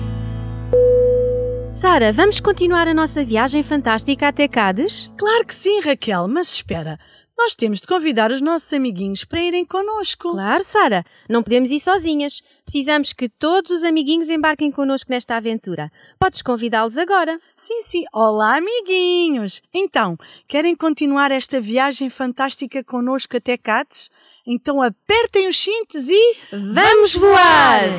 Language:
Portuguese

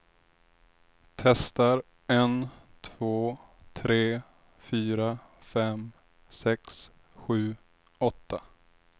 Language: Swedish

